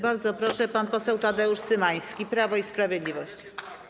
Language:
Polish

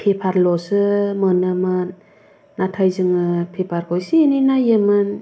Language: Bodo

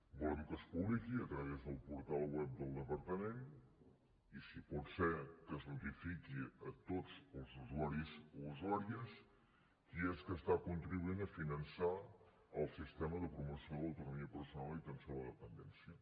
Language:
Catalan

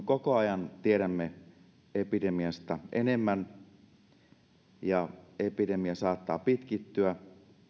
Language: Finnish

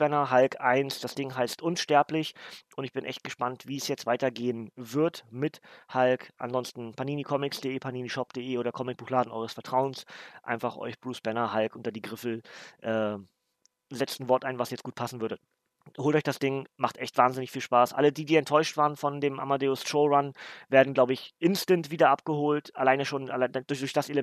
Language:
German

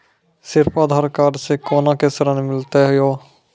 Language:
Maithili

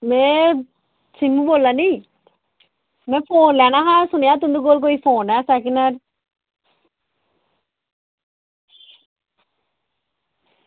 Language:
Dogri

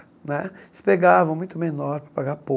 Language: Portuguese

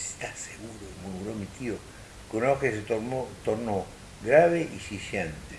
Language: Spanish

